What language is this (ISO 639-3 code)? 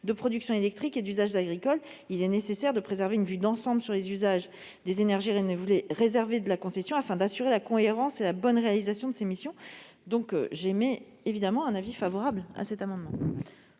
fra